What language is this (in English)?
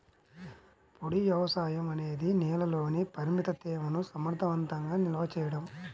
Telugu